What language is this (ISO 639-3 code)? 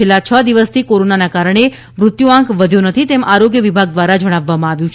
guj